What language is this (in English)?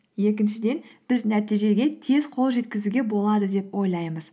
Kazakh